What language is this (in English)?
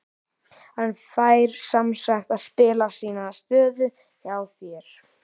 Icelandic